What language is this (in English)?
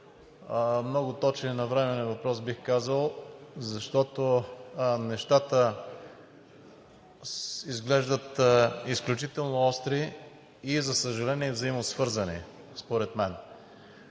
Bulgarian